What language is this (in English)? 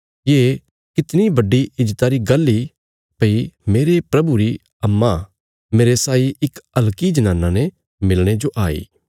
Bilaspuri